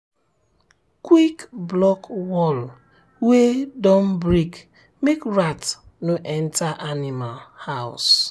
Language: Nigerian Pidgin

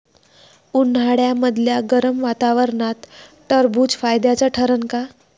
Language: Marathi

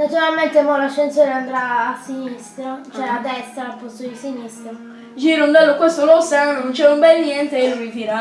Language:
Italian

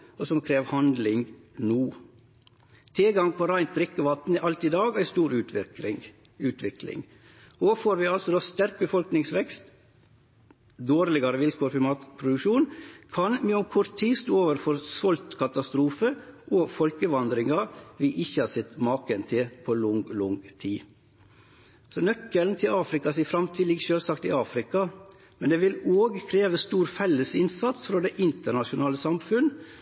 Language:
Norwegian Nynorsk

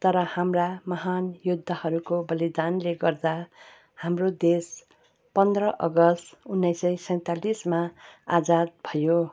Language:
Nepali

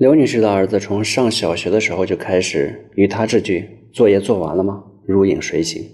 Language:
Chinese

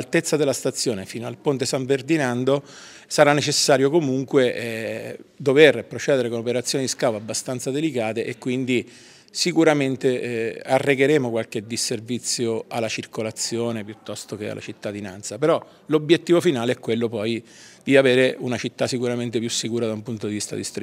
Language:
Italian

